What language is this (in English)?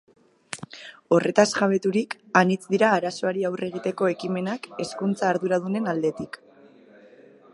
Basque